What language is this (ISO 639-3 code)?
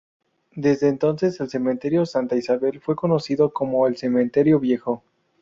spa